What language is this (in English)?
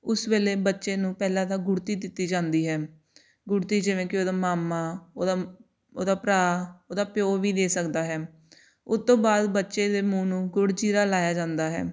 Punjabi